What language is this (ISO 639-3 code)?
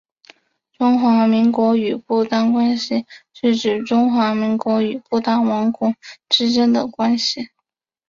zho